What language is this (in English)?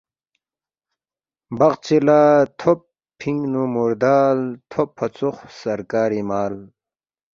Balti